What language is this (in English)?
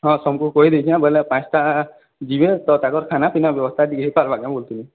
Odia